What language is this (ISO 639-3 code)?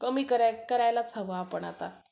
mar